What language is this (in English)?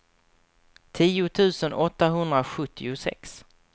Swedish